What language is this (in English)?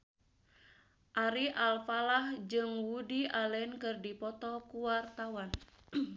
Sundanese